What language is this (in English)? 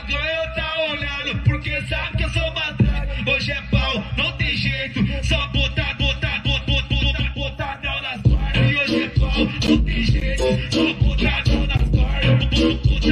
Romanian